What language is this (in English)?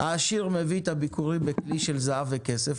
Hebrew